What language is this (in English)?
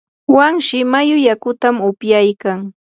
Yanahuanca Pasco Quechua